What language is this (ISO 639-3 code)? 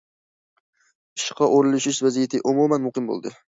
uig